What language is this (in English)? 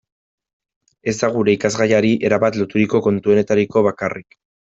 Basque